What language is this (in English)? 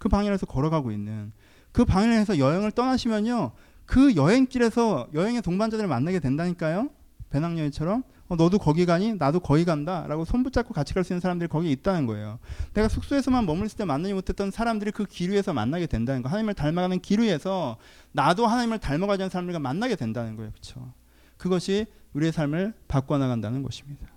Korean